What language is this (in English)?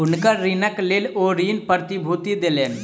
Maithili